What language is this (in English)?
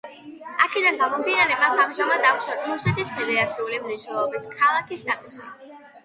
Georgian